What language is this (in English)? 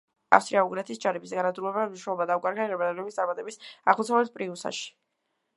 Georgian